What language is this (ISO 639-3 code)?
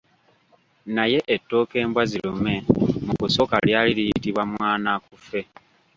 lug